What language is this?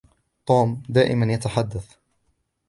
Arabic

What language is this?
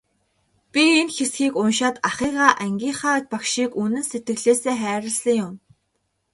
Mongolian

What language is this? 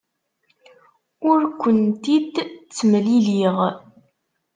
Kabyle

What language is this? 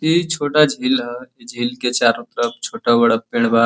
Bhojpuri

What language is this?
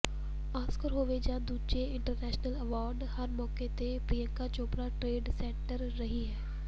Punjabi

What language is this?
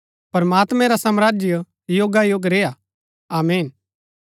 Gaddi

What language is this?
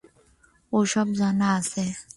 Bangla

